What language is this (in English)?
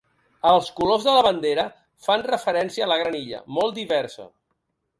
Catalan